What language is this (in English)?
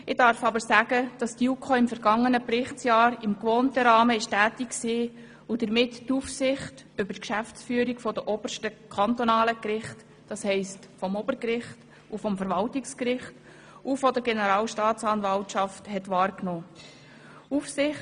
Swiss German